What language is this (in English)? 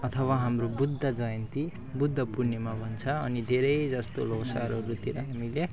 Nepali